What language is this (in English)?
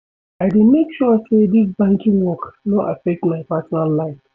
Nigerian Pidgin